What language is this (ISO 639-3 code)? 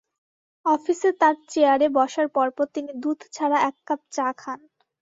ben